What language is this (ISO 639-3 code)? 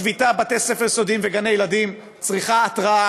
heb